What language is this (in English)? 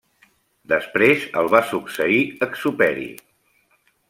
Catalan